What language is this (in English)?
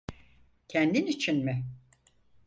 Turkish